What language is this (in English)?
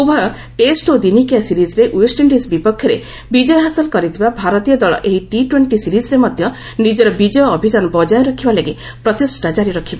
Odia